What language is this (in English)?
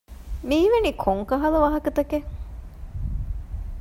Divehi